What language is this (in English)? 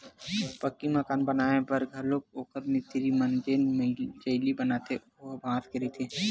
Chhattisgarhi